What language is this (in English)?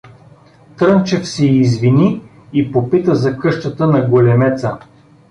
Bulgarian